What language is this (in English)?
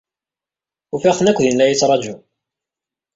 Kabyle